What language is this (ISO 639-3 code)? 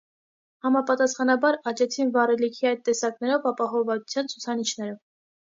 hye